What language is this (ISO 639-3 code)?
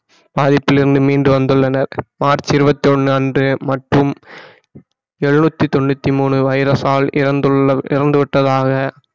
tam